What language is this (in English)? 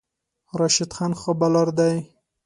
Pashto